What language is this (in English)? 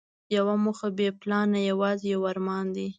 Pashto